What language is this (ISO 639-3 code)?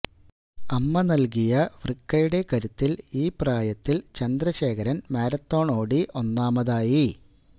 mal